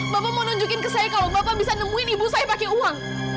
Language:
Indonesian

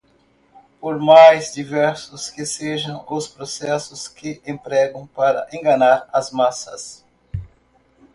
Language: Portuguese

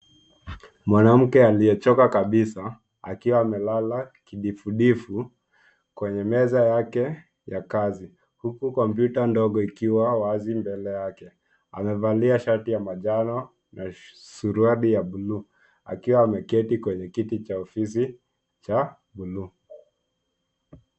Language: Swahili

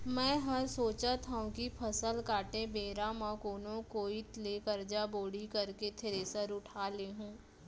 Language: Chhattisgarhi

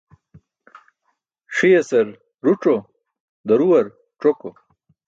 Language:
Burushaski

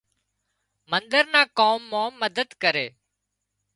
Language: Wadiyara Koli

